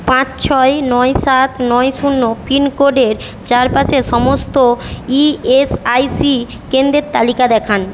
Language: Bangla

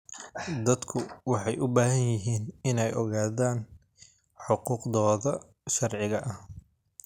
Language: Somali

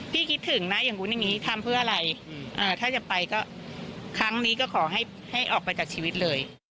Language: Thai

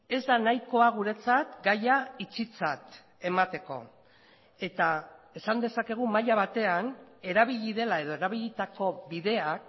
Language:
Basque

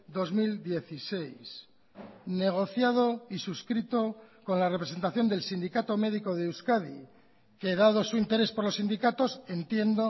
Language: Spanish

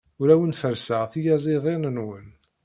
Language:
Kabyle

